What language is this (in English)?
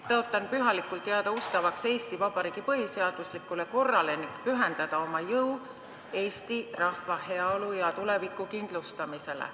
Estonian